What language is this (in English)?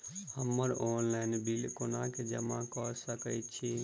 Maithili